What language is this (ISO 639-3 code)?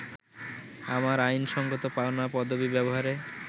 ben